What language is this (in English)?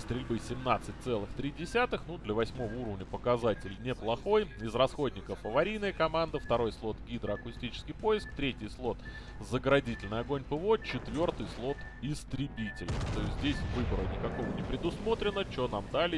Russian